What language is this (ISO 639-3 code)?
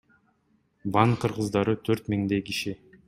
kir